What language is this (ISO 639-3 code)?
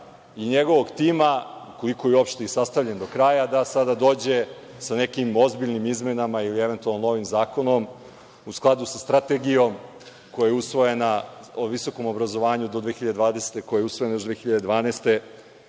srp